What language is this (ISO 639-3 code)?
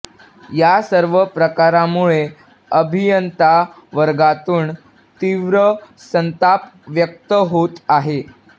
mar